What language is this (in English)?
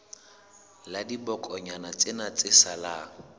Southern Sotho